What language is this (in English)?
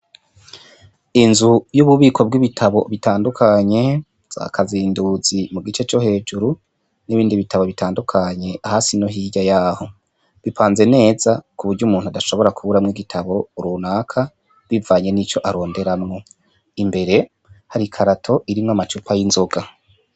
Rundi